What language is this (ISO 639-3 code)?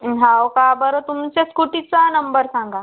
mar